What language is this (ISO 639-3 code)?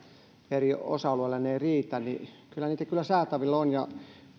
fin